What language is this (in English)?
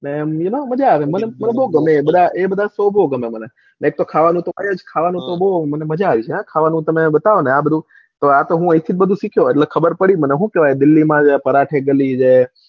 Gujarati